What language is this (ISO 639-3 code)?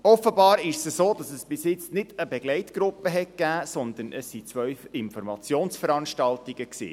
gsw